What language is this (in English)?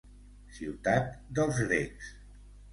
Catalan